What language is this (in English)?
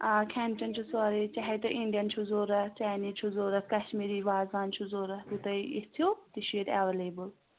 Kashmiri